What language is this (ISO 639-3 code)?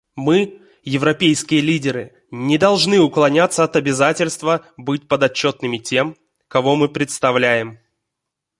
rus